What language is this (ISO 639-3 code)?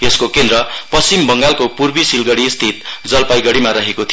nep